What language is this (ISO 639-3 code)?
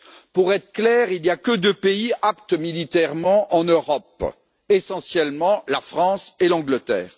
fra